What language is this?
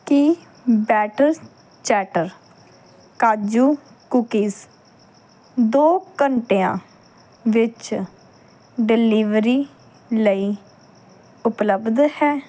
Punjabi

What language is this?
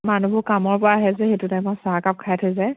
Assamese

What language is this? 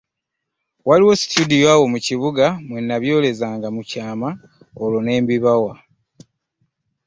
Ganda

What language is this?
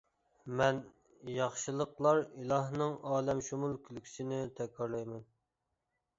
Uyghur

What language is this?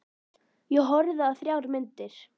Icelandic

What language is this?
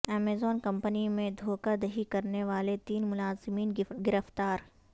Urdu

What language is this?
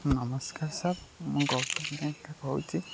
Odia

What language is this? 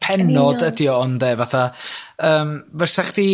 Welsh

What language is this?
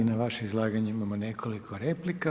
Croatian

